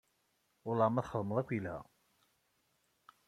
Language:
Kabyle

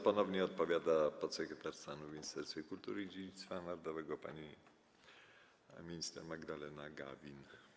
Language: Polish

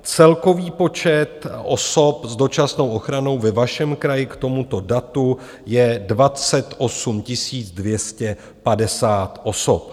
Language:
Czech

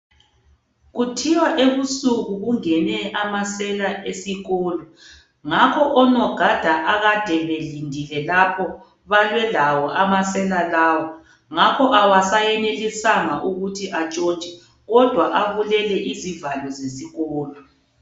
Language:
North Ndebele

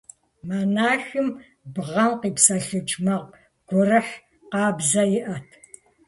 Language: Kabardian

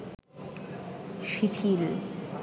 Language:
Bangla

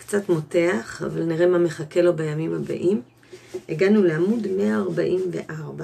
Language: Hebrew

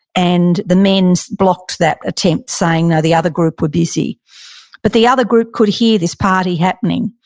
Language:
English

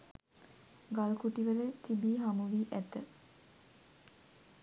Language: Sinhala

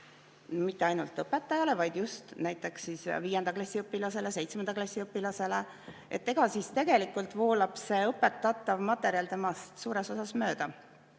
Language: Estonian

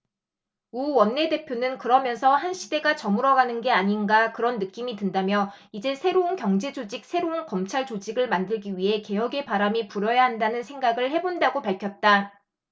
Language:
Korean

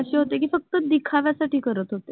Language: Marathi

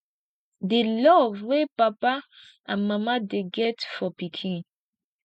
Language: Nigerian Pidgin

